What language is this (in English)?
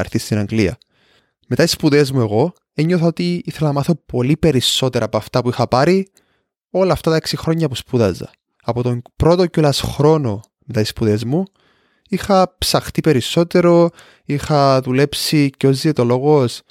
Greek